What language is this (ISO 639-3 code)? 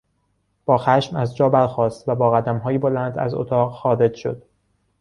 fas